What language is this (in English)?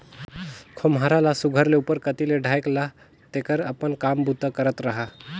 Chhattisgarhi